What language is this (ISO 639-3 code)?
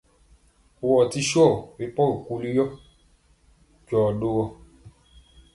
mcx